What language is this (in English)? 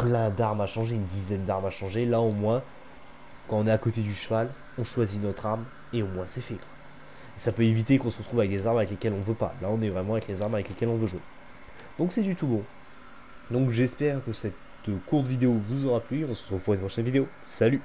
French